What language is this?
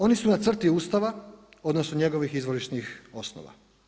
Croatian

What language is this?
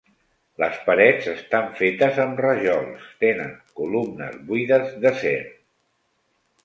Catalan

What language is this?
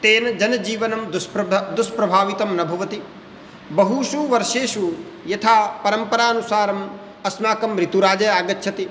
Sanskrit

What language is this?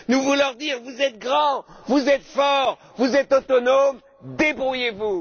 French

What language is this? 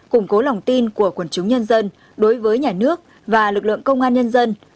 Vietnamese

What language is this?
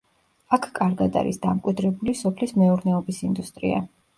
Georgian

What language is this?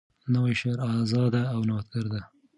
Pashto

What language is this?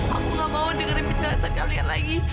Indonesian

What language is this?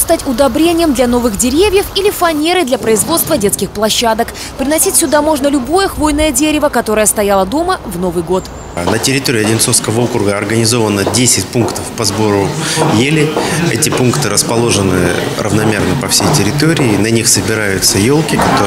Russian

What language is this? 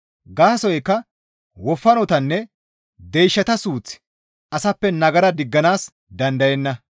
Gamo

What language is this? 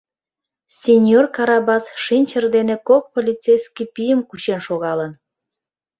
Mari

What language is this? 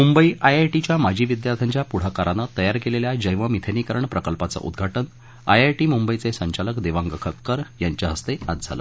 Marathi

